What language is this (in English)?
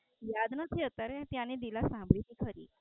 Gujarati